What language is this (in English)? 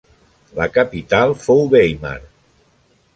Catalan